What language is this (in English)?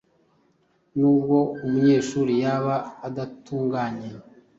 Kinyarwanda